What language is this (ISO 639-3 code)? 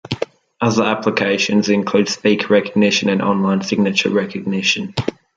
eng